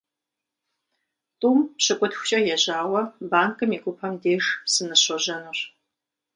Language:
Kabardian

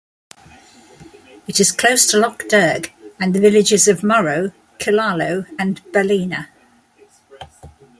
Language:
English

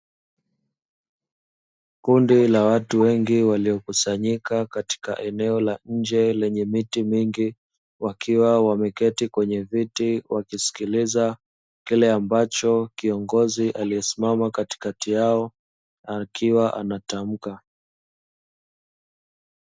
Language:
Swahili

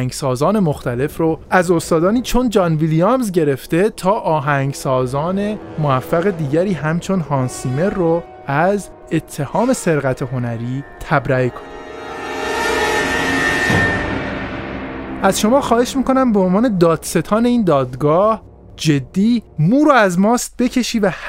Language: Persian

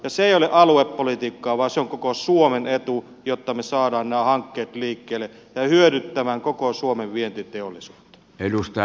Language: Finnish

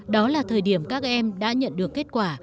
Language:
Vietnamese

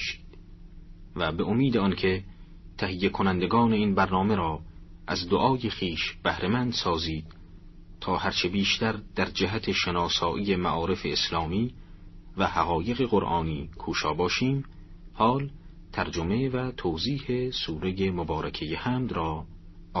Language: Persian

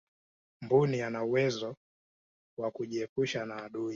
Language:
Swahili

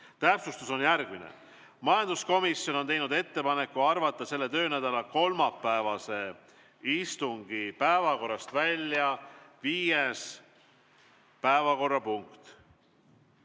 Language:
Estonian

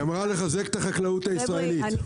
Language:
Hebrew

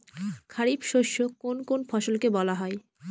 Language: Bangla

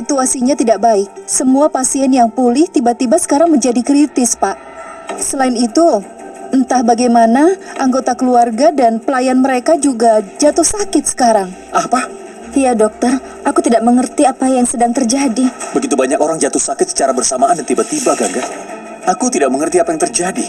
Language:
Indonesian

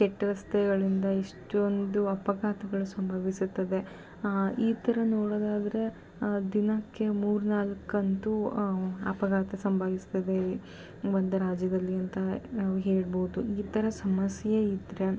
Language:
Kannada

